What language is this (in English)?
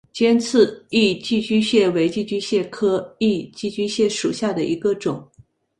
Chinese